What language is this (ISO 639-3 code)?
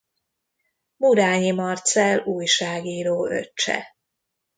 hun